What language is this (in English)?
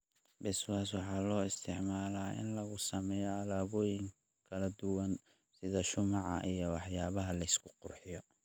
Somali